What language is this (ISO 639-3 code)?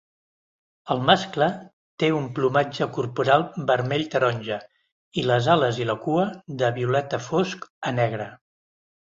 cat